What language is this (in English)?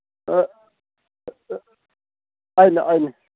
Manipuri